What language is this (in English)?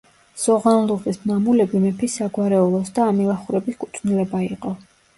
Georgian